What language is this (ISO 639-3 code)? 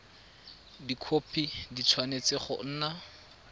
tsn